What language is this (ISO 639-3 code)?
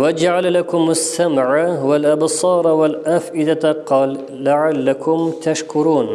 tur